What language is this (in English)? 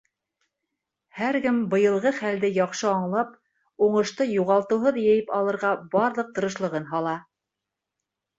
Bashkir